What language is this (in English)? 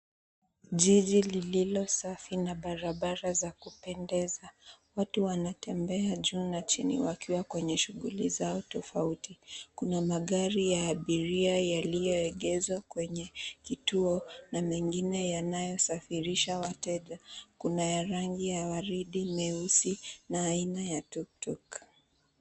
Swahili